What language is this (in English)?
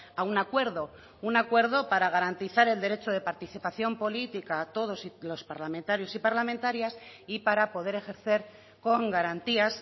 Spanish